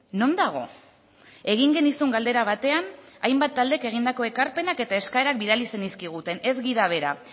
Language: Basque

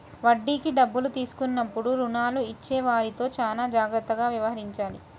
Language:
Telugu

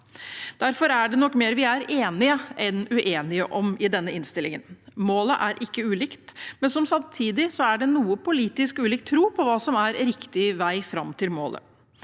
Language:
Norwegian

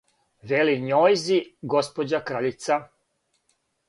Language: Serbian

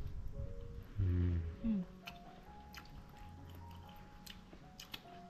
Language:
Vietnamese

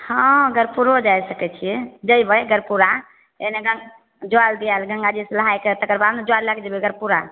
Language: Maithili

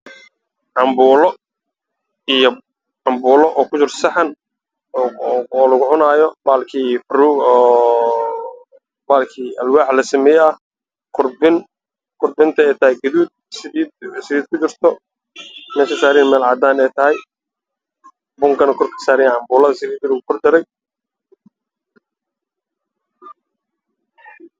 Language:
Somali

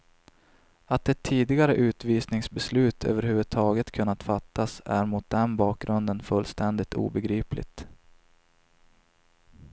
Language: Swedish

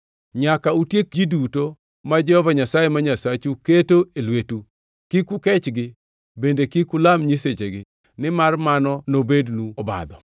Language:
Luo (Kenya and Tanzania)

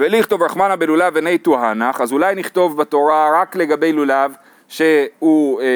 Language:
Hebrew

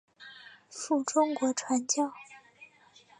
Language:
Chinese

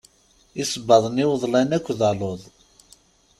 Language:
Kabyle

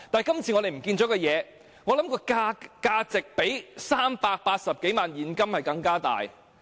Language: Cantonese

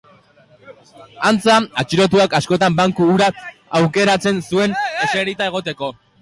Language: Basque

